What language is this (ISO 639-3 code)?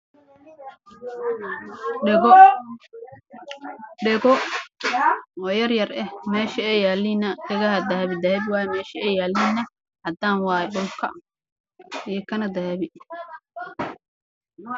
som